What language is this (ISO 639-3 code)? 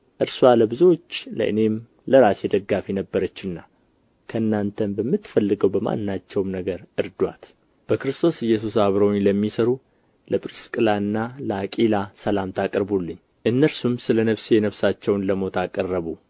amh